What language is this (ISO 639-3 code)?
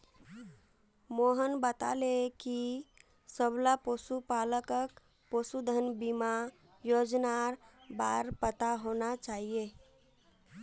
mag